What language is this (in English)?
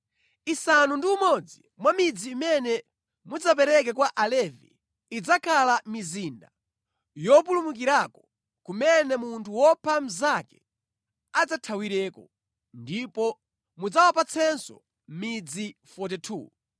Nyanja